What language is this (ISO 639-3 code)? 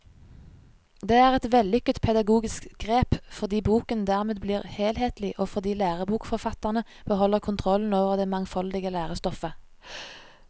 nor